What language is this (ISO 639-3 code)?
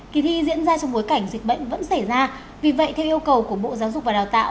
vie